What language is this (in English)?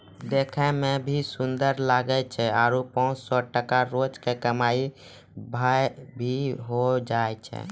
Maithili